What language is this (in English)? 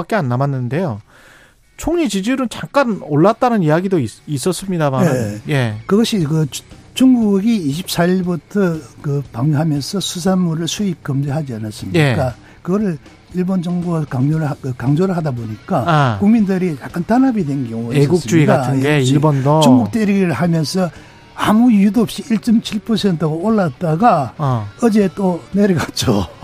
Korean